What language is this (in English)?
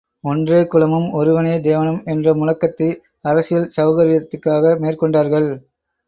Tamil